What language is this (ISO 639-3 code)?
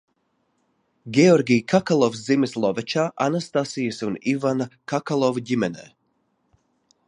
lav